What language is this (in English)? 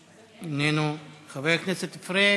Hebrew